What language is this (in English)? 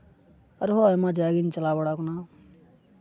Santali